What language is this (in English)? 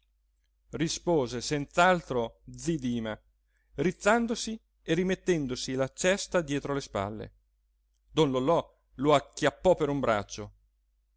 Italian